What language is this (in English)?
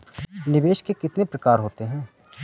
Hindi